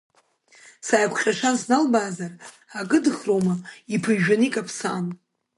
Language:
Abkhazian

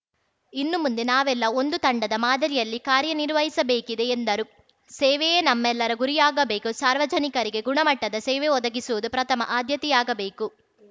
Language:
Kannada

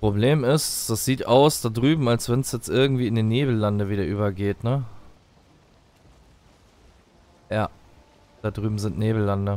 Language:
German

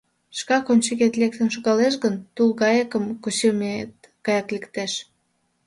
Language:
Mari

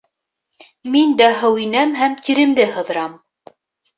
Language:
Bashkir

